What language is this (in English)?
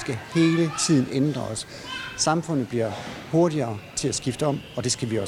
Danish